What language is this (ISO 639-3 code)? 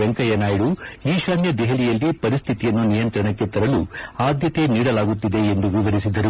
kan